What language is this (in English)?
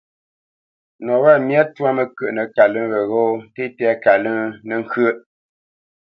Bamenyam